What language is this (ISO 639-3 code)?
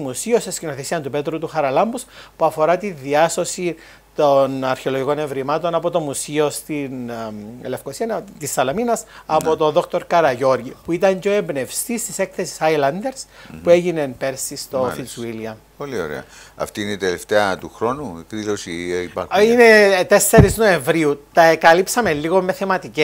ell